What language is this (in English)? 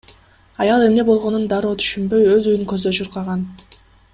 Kyrgyz